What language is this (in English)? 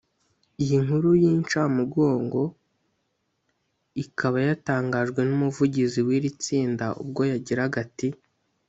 Kinyarwanda